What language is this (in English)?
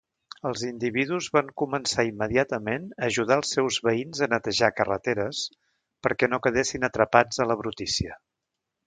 Catalan